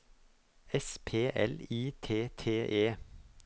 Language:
Norwegian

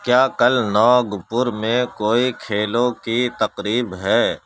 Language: Urdu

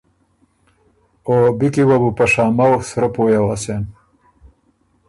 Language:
Ormuri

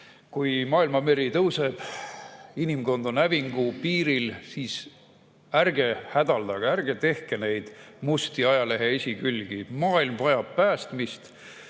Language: Estonian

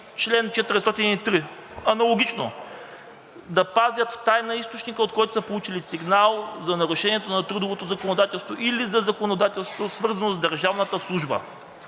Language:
Bulgarian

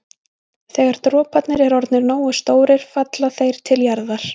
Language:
Icelandic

